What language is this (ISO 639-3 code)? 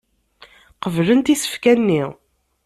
kab